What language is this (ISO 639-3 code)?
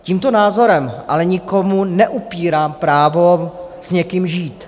ces